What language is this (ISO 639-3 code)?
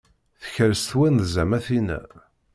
kab